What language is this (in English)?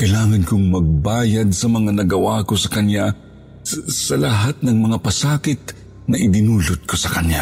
Filipino